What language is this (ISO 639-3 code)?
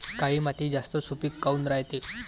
mar